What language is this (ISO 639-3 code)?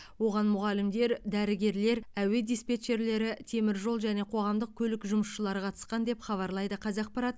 kaz